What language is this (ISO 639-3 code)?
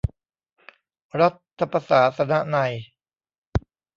tha